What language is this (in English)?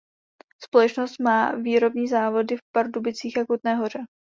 Czech